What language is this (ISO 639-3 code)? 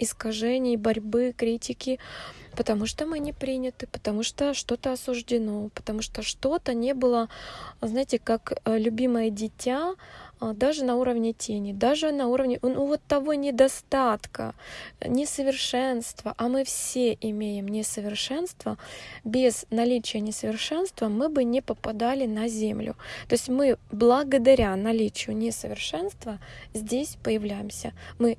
rus